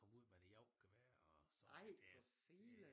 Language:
Danish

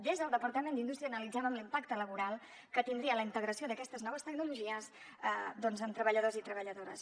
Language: Catalan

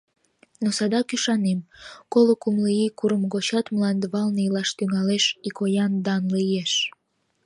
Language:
Mari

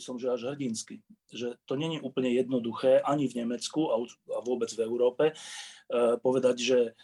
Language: Slovak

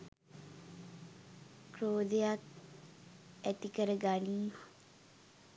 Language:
Sinhala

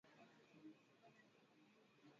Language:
Swahili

